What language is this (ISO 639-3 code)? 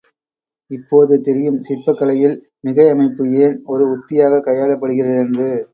tam